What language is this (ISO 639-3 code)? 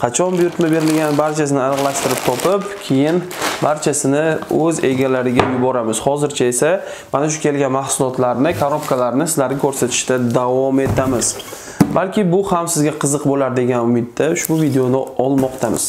tur